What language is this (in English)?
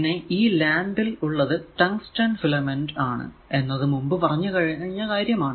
Malayalam